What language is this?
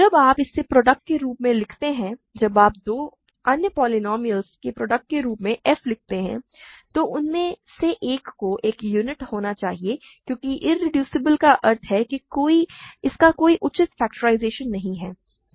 Hindi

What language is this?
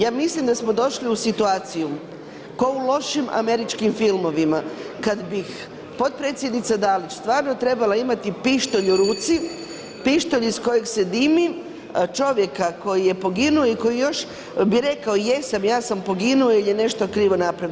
Croatian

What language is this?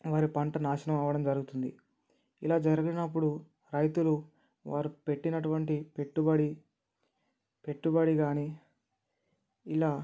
Telugu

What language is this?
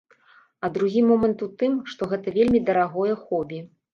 Belarusian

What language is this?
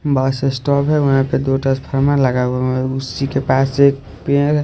Hindi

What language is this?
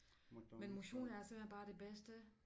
Danish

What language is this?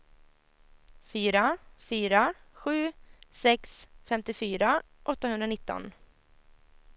Swedish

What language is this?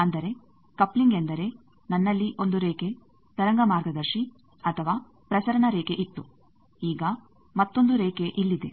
Kannada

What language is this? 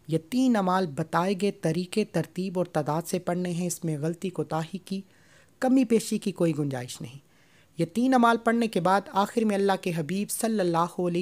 Hindi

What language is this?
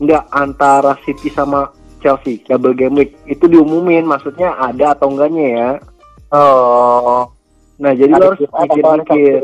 Indonesian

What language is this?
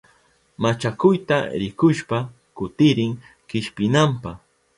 Southern Pastaza Quechua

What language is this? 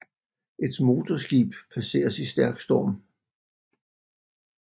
Danish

